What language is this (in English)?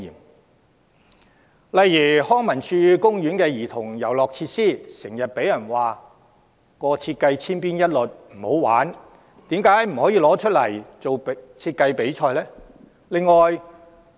Cantonese